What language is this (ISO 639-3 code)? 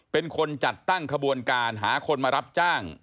tha